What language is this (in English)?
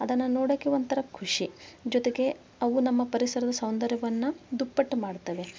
Kannada